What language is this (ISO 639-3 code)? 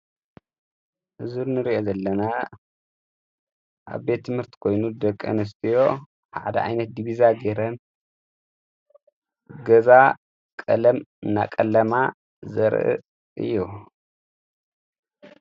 tir